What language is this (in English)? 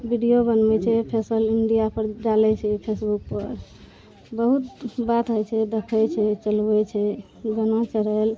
Maithili